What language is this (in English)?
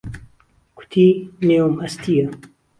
Central Kurdish